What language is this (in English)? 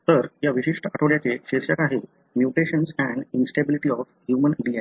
Marathi